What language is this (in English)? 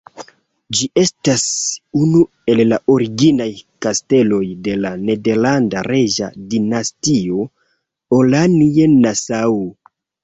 Esperanto